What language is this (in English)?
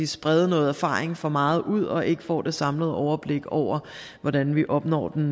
Danish